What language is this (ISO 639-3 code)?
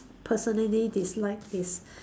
eng